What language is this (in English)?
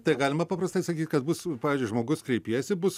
Lithuanian